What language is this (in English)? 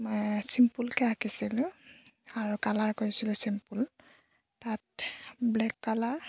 Assamese